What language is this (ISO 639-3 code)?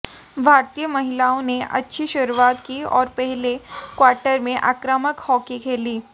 hin